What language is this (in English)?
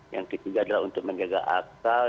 Indonesian